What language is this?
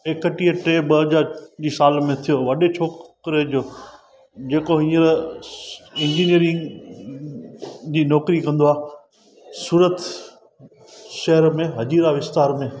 Sindhi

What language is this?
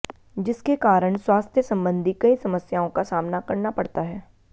Hindi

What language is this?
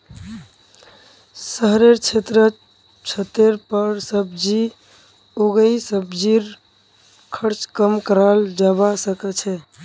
Magahi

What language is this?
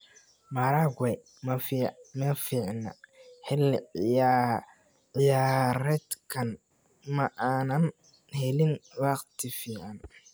Somali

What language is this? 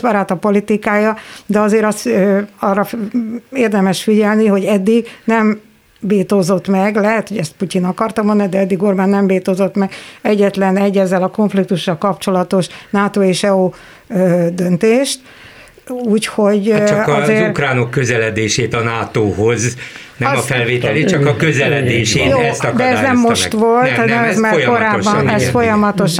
Hungarian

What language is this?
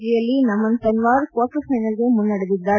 Kannada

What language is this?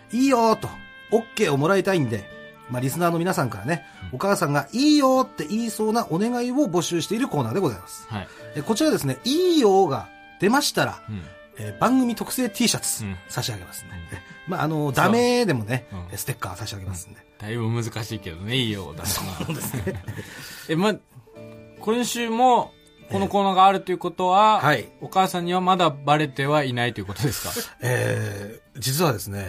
Japanese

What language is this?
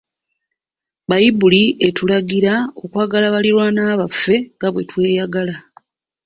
Ganda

